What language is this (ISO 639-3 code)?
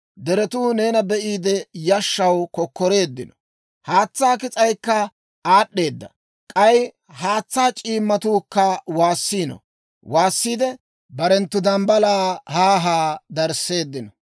dwr